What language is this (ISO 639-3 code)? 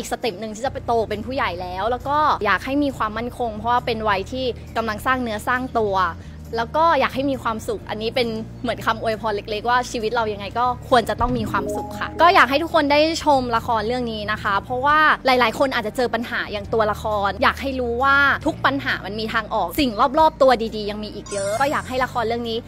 tha